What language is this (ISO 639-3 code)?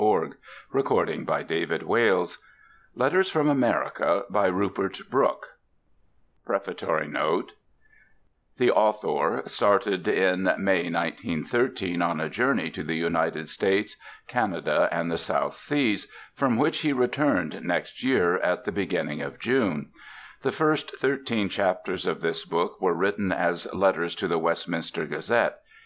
eng